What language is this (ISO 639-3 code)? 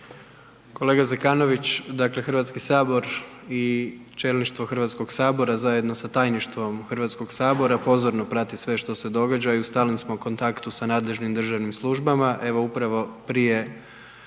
hrv